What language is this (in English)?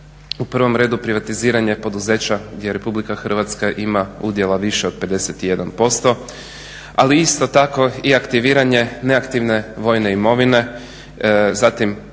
Croatian